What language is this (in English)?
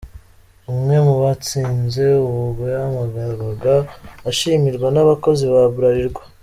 Kinyarwanda